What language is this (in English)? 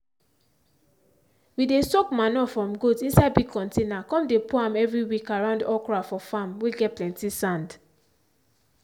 Nigerian Pidgin